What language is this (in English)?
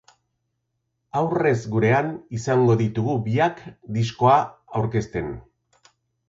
Basque